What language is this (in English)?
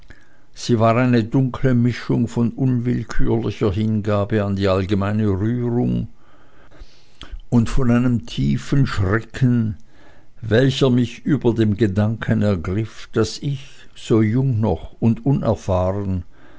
German